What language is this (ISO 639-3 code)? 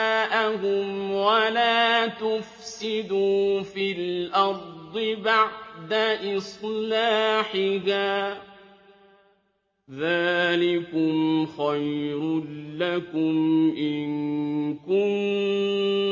ara